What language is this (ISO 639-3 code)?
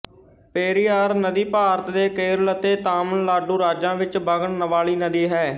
pan